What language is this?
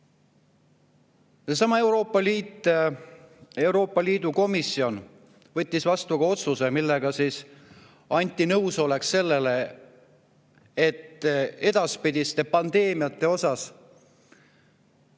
Estonian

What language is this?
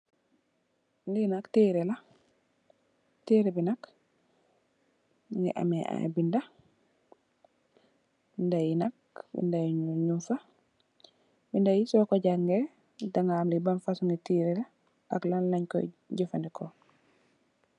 Wolof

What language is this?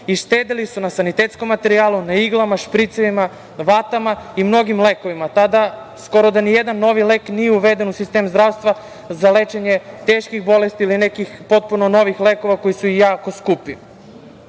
Serbian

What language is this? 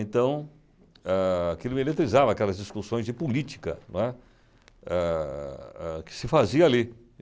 Portuguese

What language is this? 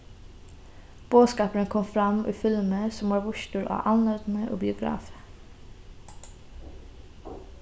Faroese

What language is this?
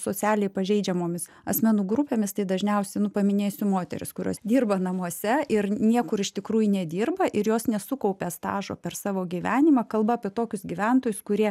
Lithuanian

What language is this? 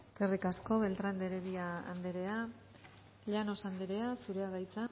Basque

